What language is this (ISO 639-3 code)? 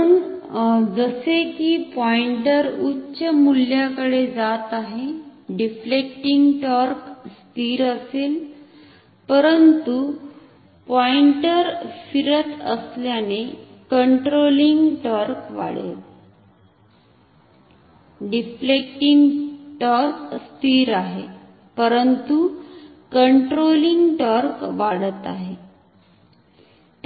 mar